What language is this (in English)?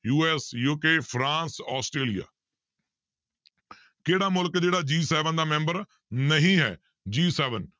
Punjabi